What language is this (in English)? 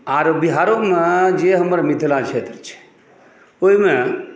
Maithili